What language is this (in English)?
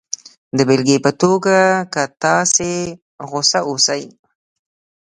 Pashto